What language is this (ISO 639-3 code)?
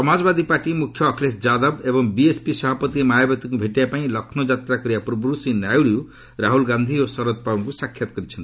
ori